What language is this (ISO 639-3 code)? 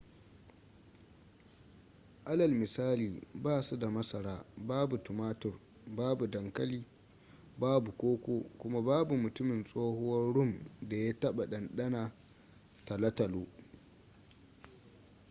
hau